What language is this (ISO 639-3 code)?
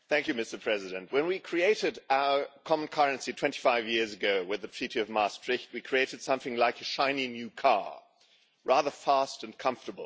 eng